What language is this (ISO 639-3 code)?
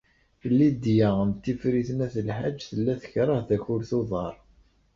kab